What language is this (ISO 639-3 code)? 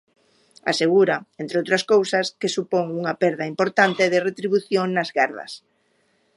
glg